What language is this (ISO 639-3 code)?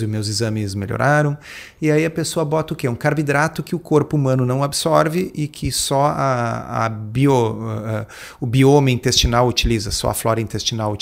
por